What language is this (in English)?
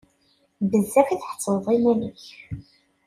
Kabyle